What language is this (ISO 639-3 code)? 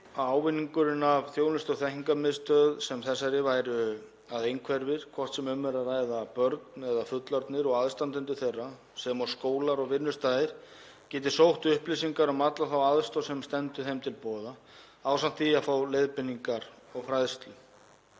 isl